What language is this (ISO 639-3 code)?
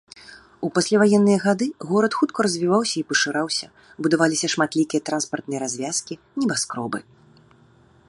bel